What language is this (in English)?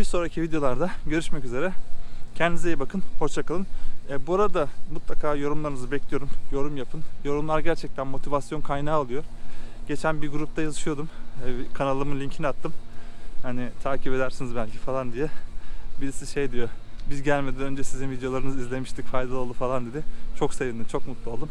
Turkish